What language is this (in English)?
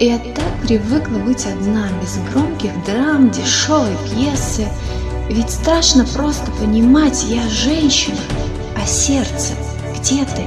Russian